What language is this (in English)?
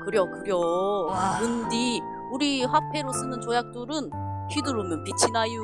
Korean